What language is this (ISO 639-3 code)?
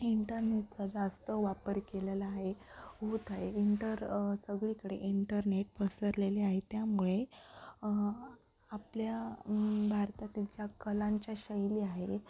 mar